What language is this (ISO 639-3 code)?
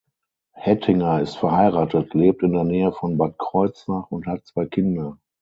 deu